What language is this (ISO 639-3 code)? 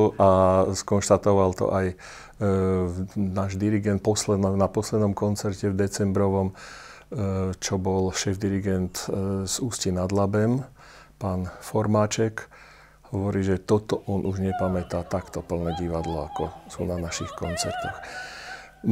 slk